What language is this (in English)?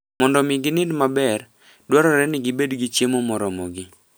Luo (Kenya and Tanzania)